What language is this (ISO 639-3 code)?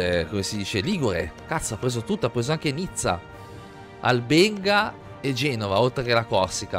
ita